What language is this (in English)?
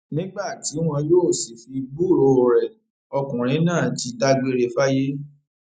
Yoruba